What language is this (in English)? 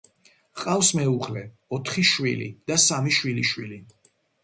Georgian